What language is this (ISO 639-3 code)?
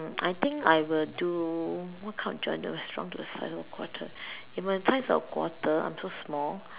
eng